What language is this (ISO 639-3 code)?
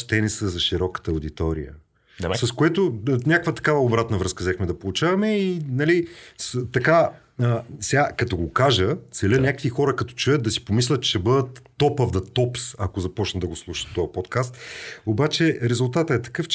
bul